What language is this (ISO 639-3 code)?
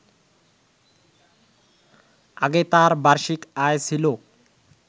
ben